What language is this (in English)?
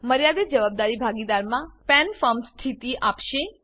Gujarati